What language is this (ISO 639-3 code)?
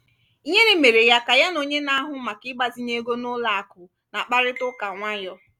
ibo